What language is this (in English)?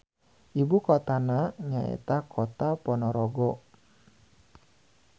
Sundanese